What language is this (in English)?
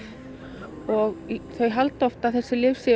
Icelandic